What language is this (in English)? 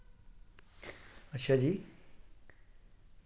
Dogri